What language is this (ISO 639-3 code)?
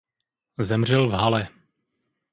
ces